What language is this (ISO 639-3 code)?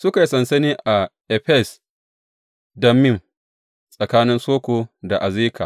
hau